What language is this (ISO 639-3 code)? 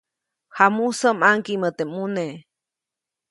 zoc